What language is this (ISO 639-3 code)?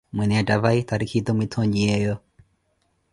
eko